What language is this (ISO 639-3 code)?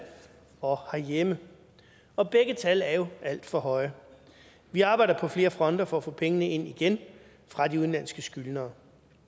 dan